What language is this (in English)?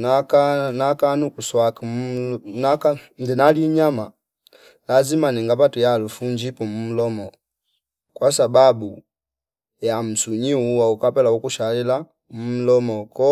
Fipa